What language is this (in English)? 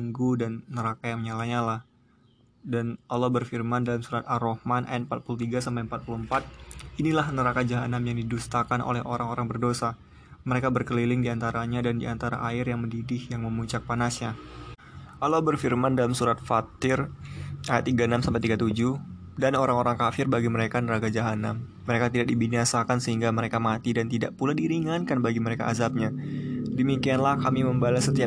Indonesian